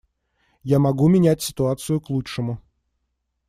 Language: Russian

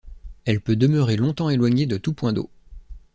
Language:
French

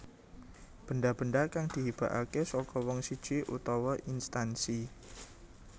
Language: Javanese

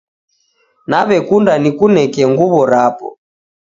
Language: Taita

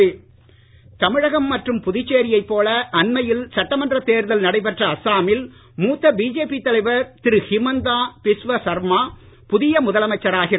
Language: Tamil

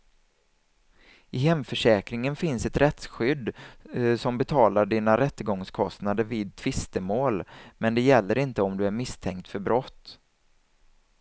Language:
Swedish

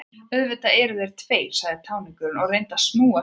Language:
Icelandic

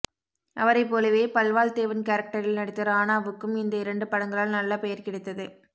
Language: Tamil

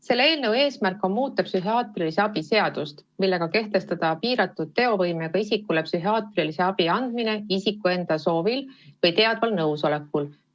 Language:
Estonian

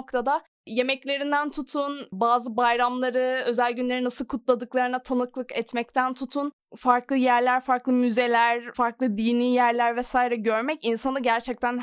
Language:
Turkish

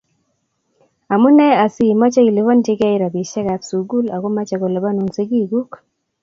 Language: Kalenjin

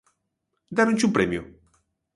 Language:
Galician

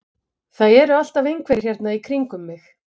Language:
Icelandic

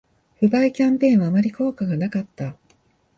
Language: Japanese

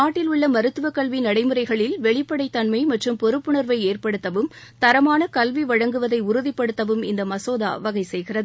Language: Tamil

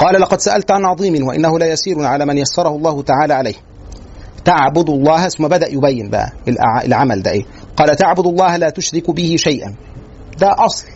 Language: Arabic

